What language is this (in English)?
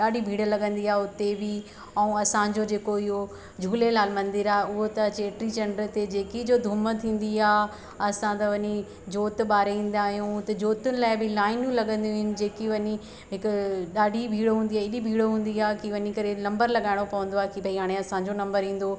Sindhi